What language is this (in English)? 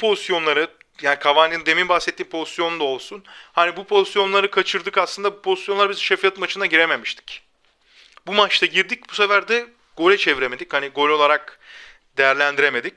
Turkish